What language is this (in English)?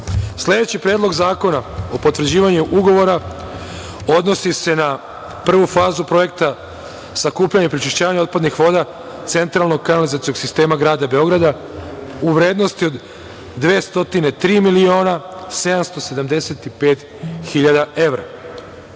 Serbian